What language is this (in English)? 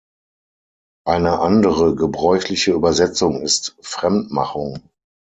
German